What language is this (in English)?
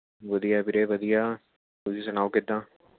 Punjabi